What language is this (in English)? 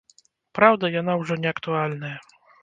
Belarusian